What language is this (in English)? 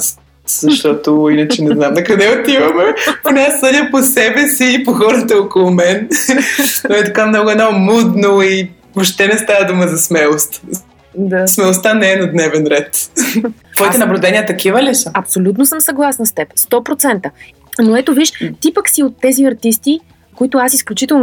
Bulgarian